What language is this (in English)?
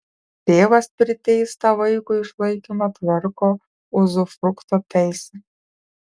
Lithuanian